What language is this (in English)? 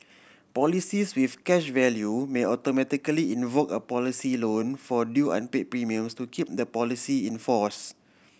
English